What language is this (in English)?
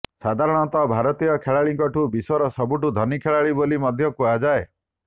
Odia